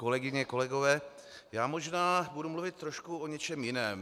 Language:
Czech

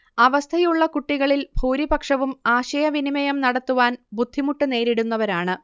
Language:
Malayalam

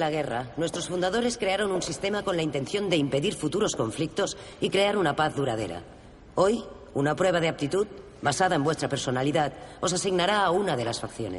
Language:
Spanish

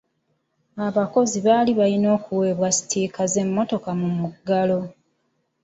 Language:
Ganda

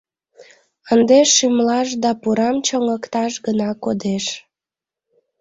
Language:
Mari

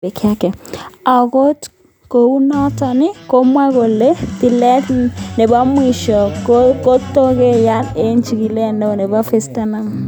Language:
Kalenjin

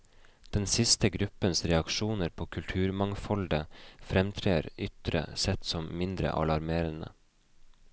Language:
Norwegian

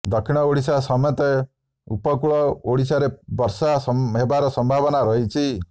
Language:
Odia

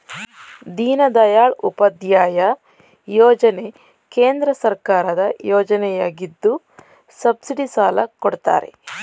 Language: Kannada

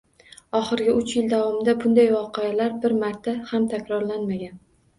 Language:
Uzbek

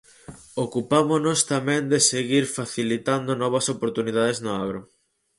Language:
Galician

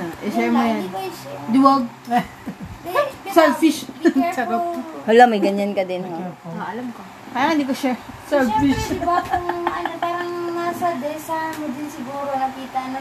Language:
Filipino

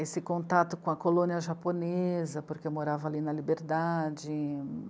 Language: Portuguese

